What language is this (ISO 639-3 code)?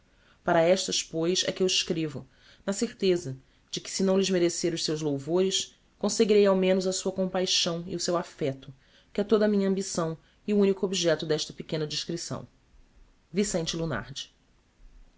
por